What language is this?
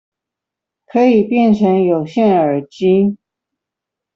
Chinese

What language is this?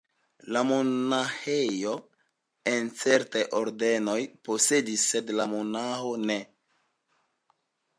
Esperanto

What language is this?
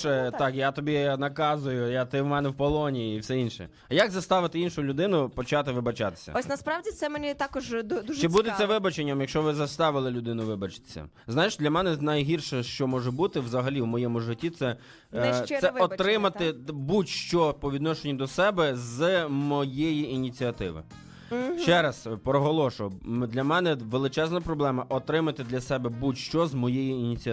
Ukrainian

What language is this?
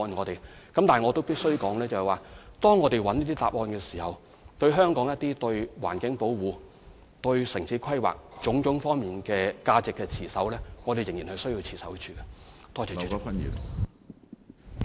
Cantonese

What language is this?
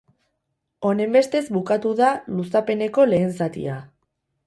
Basque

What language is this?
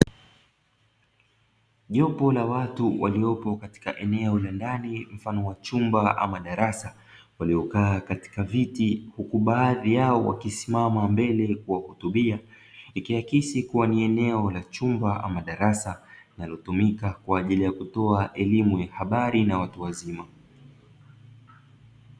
Swahili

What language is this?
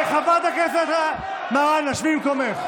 Hebrew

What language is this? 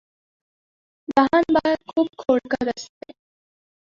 Marathi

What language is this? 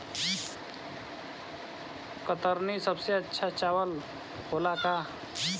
Bhojpuri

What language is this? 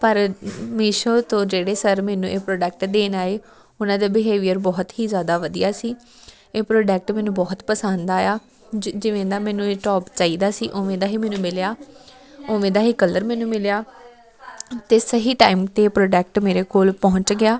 Punjabi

